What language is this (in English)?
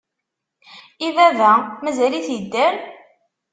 Kabyle